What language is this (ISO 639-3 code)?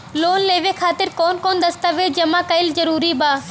bho